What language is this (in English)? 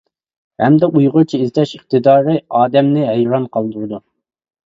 Uyghur